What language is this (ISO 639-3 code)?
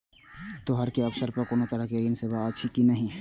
mai